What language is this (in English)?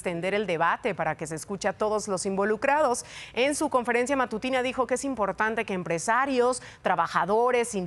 Spanish